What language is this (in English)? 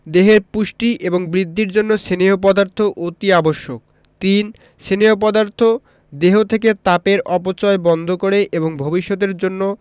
Bangla